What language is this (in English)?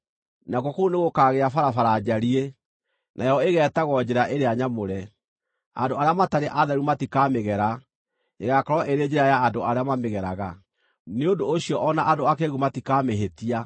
Kikuyu